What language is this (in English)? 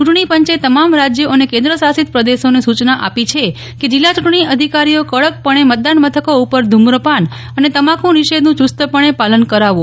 Gujarati